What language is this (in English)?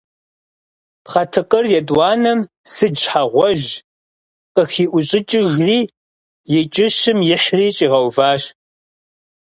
Kabardian